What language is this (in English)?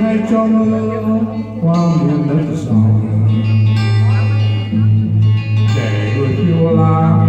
Vietnamese